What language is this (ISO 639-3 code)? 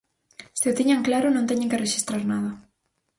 glg